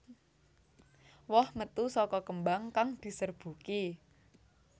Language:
Javanese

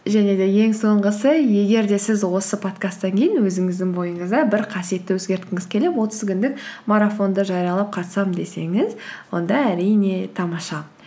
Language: Kazakh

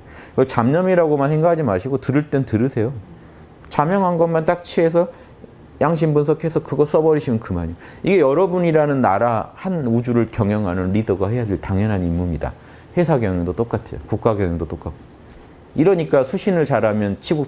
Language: Korean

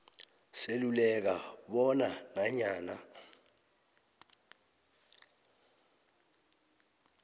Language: South Ndebele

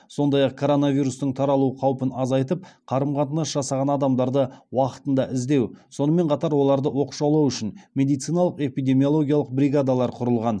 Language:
Kazakh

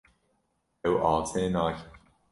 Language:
Kurdish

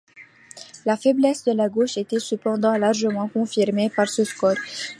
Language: French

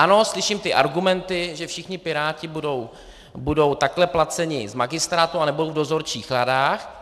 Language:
Czech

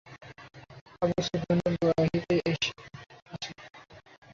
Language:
Bangla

